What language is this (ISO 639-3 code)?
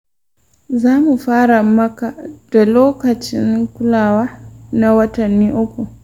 hau